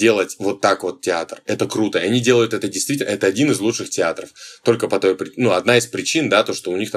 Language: Russian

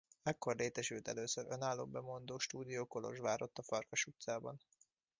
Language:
Hungarian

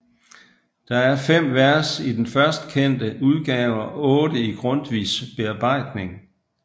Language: Danish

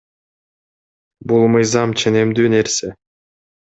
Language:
Kyrgyz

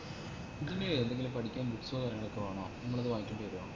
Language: Malayalam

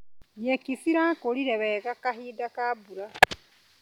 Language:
Kikuyu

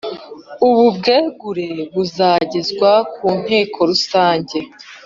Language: Kinyarwanda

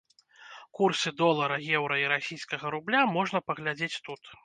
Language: Belarusian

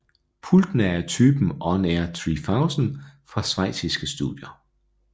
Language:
Danish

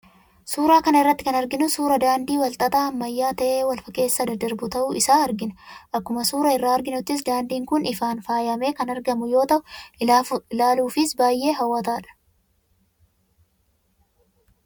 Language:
Oromo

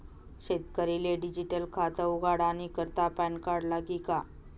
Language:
Marathi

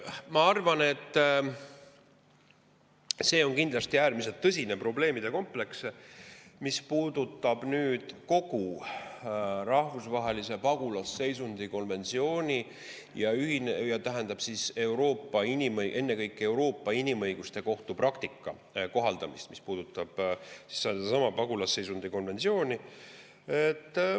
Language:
Estonian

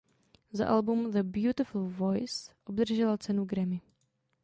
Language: Czech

